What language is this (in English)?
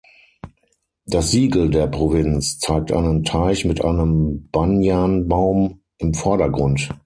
German